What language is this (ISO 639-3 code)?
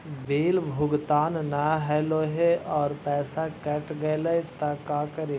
mag